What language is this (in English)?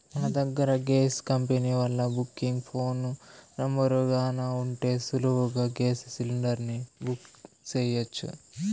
Telugu